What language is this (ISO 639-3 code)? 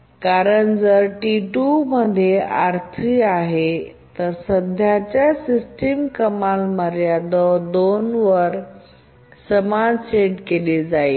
mar